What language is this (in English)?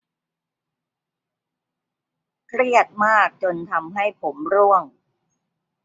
Thai